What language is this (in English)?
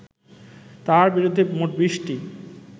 Bangla